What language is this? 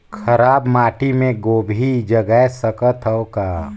Chhattisgarhi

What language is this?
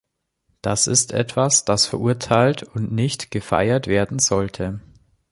German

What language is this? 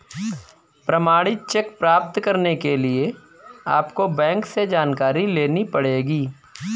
Hindi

